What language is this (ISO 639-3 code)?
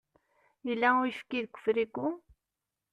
kab